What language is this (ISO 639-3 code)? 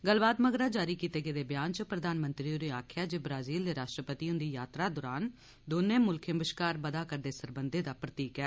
doi